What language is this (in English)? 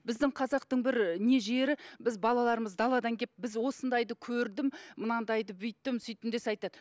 Kazakh